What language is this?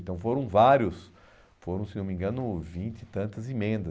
Portuguese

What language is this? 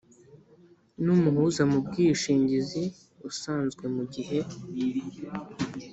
Kinyarwanda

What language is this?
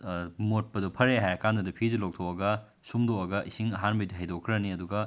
Manipuri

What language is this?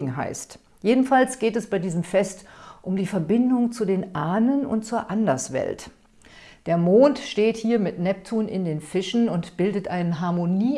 German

